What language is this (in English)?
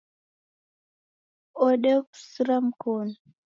Taita